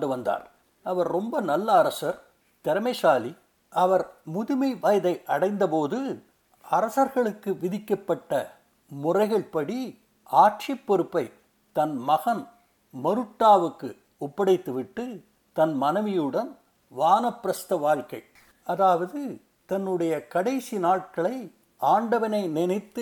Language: Tamil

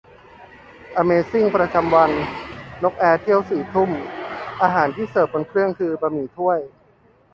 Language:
Thai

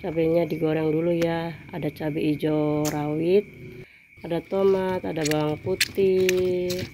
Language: Indonesian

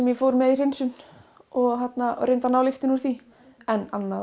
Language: Icelandic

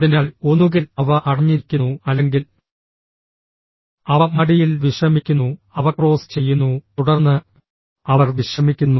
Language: Malayalam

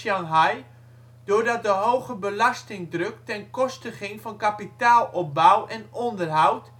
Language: Dutch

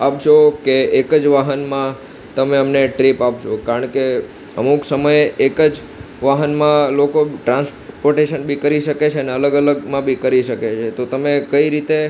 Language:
Gujarati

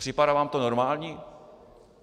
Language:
Czech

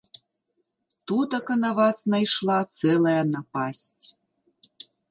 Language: Belarusian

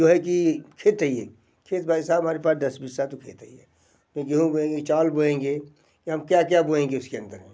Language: Hindi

